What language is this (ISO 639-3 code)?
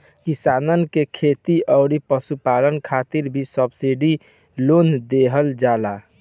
bho